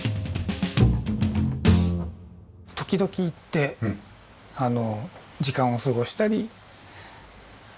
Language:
Japanese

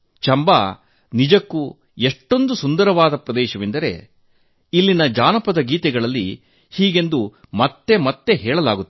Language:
Kannada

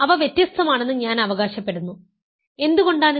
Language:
Malayalam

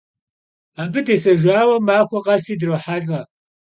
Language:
Kabardian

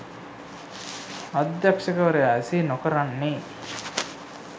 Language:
Sinhala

